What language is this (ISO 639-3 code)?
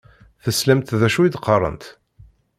kab